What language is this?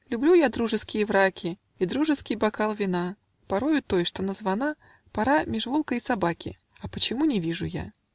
Russian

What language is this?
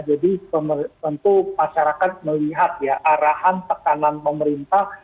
Indonesian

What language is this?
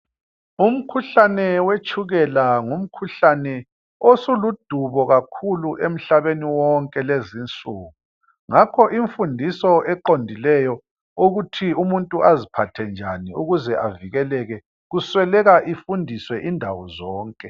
North Ndebele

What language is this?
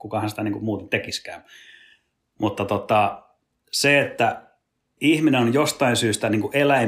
Finnish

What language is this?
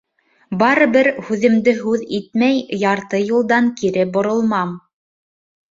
Bashkir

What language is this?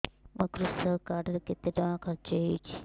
Odia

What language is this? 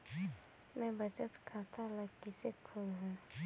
Chhattisgarhi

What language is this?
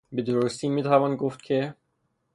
Persian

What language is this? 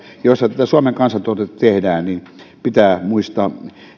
Finnish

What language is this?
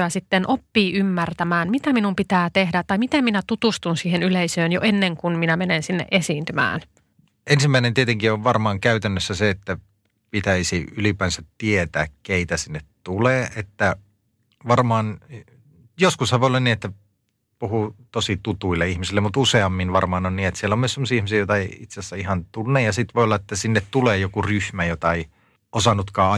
Finnish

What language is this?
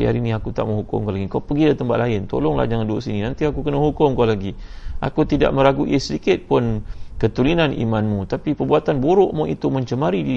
Malay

